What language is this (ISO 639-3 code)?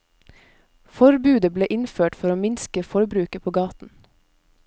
nor